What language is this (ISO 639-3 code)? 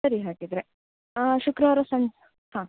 kan